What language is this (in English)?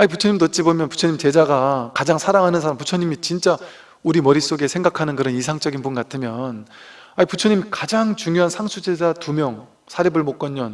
Korean